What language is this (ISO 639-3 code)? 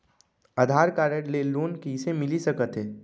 hne